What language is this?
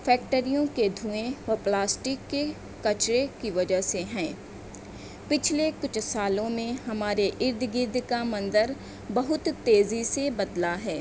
Urdu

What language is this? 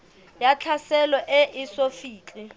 Southern Sotho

